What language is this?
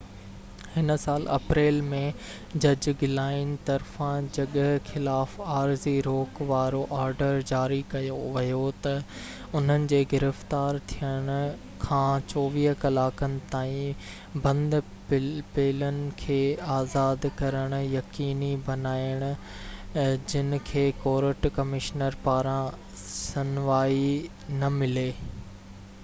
Sindhi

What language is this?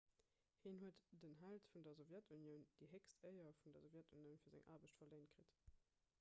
Luxembourgish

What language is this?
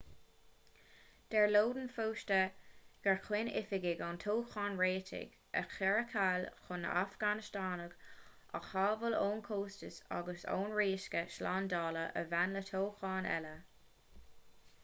Irish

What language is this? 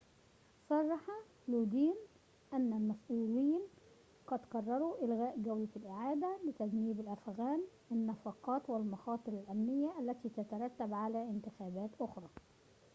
Arabic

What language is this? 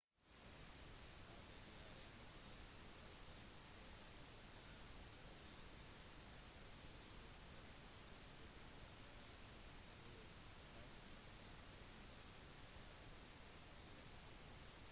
Norwegian Bokmål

